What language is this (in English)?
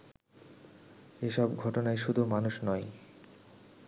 Bangla